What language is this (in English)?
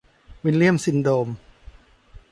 Thai